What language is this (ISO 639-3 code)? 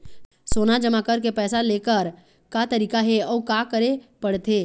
hne